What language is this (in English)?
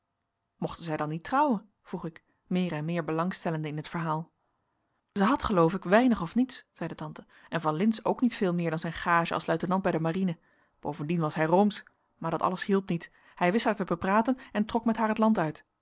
Dutch